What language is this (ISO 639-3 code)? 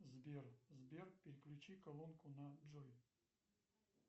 rus